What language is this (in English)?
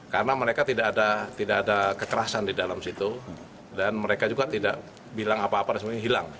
Indonesian